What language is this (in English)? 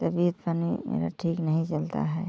Hindi